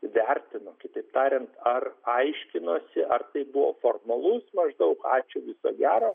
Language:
Lithuanian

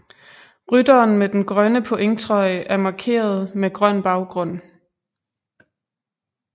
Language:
Danish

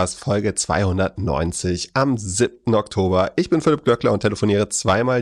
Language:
German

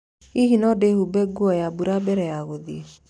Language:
Kikuyu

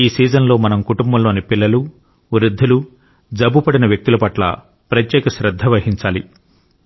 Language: Telugu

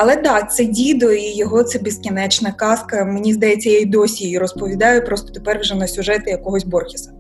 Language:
Ukrainian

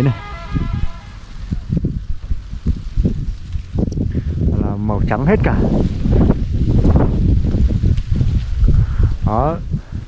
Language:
Vietnamese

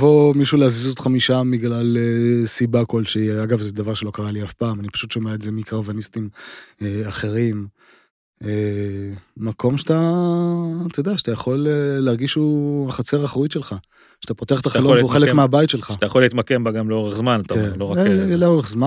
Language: Hebrew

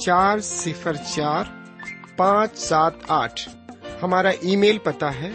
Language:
Urdu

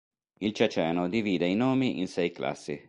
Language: Italian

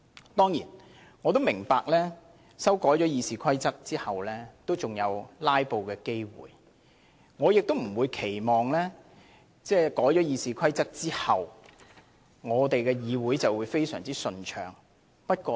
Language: Cantonese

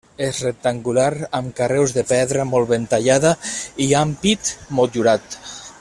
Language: Catalan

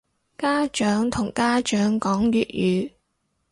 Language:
Cantonese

